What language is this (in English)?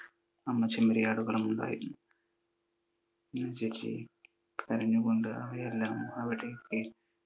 Malayalam